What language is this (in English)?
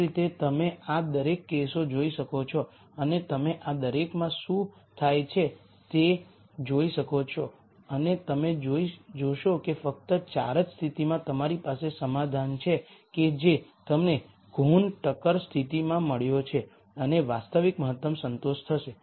Gujarati